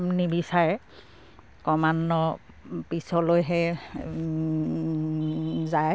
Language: Assamese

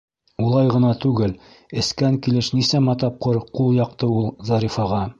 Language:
Bashkir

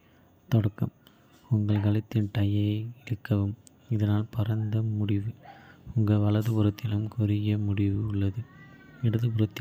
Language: Kota (India)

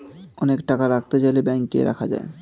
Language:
Bangla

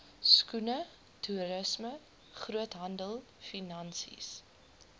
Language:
Afrikaans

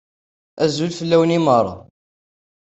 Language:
Kabyle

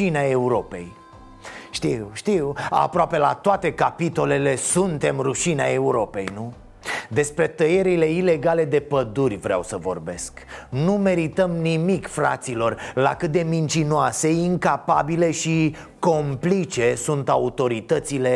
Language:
Romanian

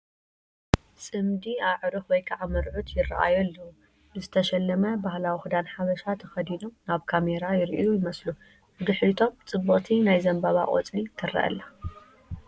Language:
Tigrinya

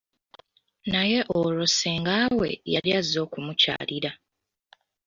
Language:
Ganda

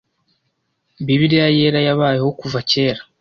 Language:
Kinyarwanda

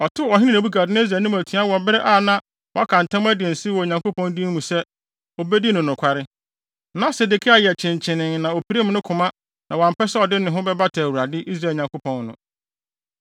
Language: Akan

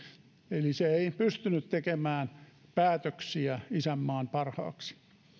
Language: Finnish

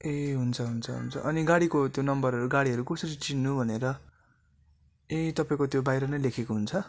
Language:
Nepali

